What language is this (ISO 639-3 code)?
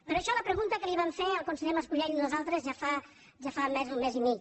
cat